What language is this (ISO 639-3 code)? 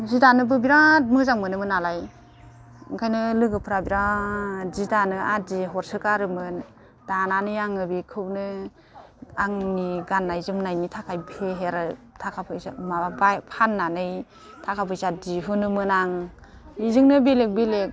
brx